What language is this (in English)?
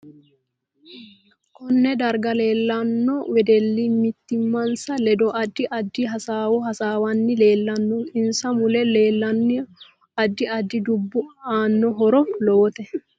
Sidamo